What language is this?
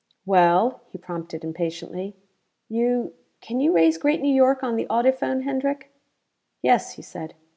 English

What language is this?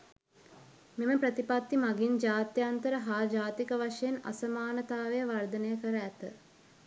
Sinhala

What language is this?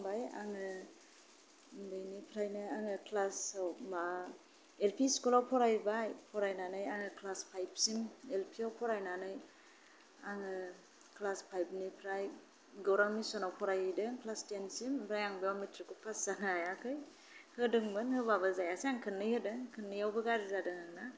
Bodo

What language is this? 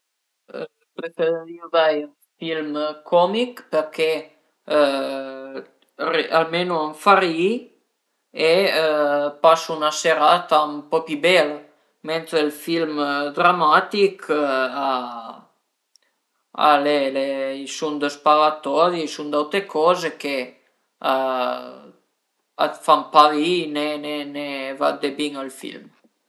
Piedmontese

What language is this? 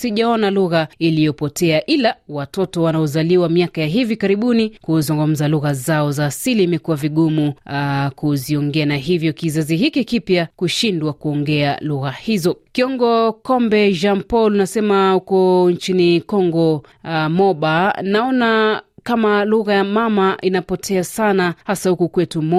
Swahili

